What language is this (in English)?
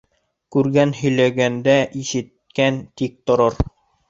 Bashkir